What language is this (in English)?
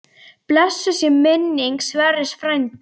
Icelandic